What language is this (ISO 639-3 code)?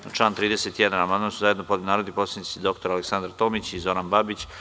srp